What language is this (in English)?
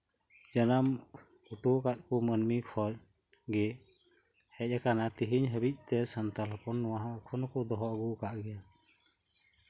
Santali